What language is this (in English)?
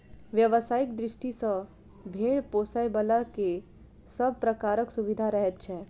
Maithili